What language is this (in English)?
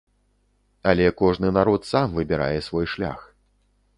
Belarusian